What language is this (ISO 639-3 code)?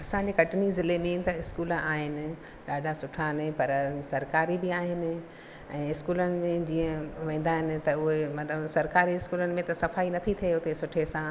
snd